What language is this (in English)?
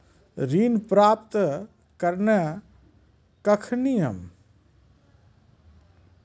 Maithili